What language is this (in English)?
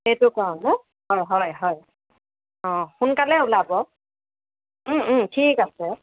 Assamese